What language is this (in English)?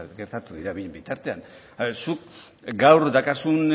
Basque